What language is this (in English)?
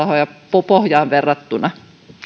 Finnish